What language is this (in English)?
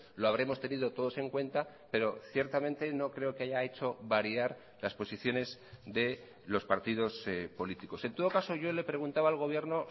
Spanish